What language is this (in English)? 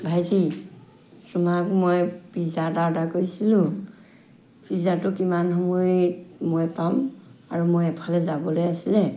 Assamese